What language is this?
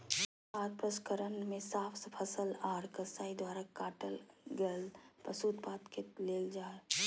Magahi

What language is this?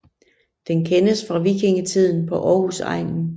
Danish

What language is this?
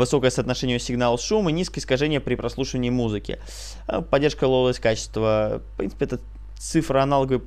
Russian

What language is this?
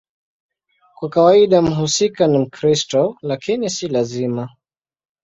Swahili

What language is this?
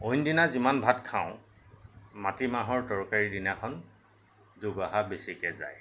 Assamese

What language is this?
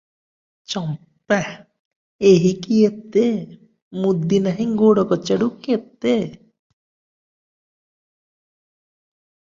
Odia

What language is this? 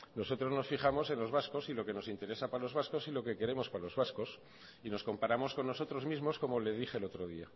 Spanish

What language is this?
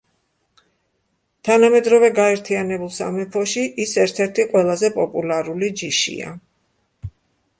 Georgian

